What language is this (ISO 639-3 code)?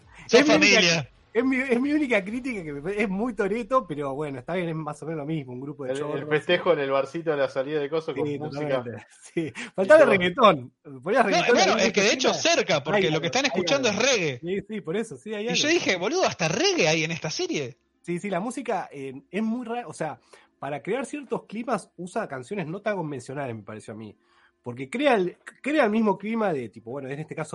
spa